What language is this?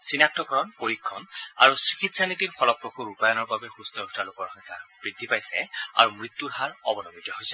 Assamese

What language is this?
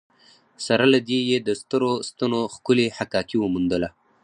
Pashto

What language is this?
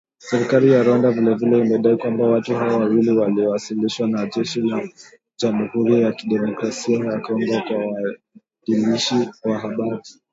Swahili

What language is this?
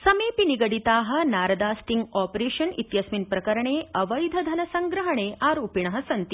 Sanskrit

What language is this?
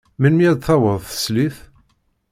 Kabyle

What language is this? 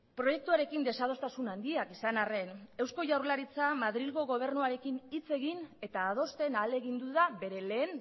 Basque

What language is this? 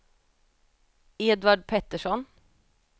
Swedish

